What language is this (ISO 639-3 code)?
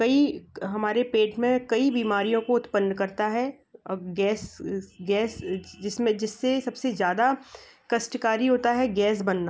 hin